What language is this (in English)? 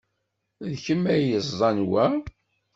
Kabyle